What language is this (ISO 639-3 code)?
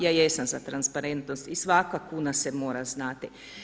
hrv